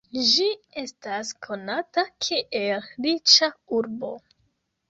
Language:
Esperanto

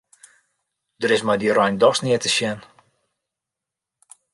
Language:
Western Frisian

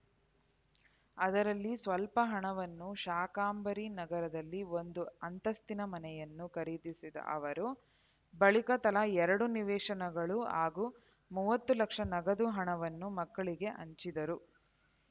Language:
Kannada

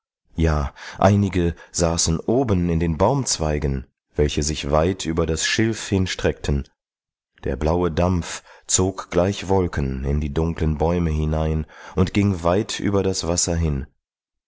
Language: German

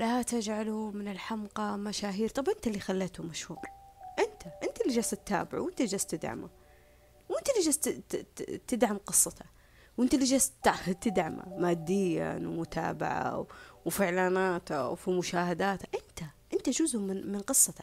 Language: Arabic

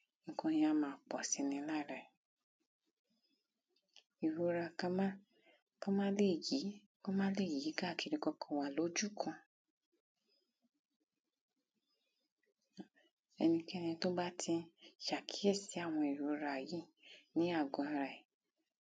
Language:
Yoruba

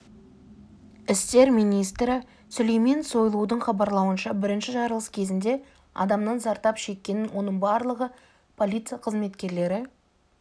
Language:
Kazakh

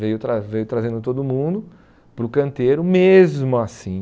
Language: Portuguese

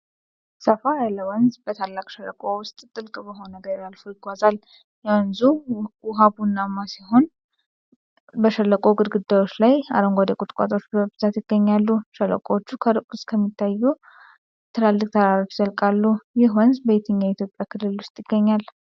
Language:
Amharic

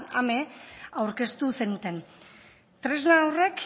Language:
Basque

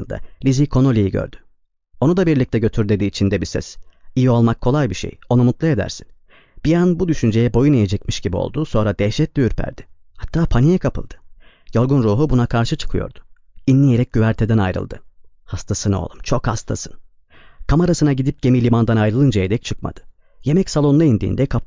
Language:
Turkish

